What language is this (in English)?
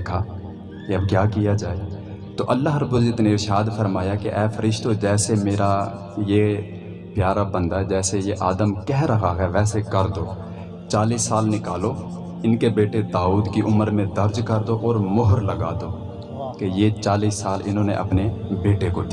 Urdu